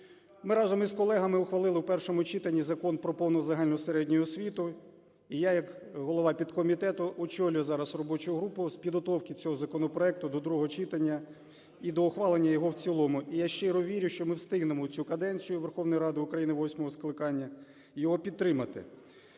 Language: Ukrainian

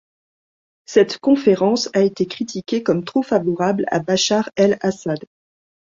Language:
French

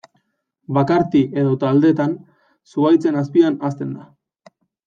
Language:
Basque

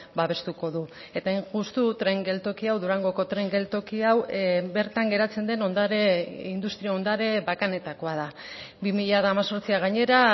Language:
Basque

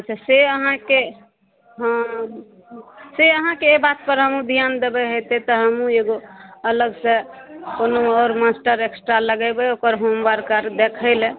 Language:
Maithili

